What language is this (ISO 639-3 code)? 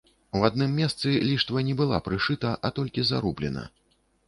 bel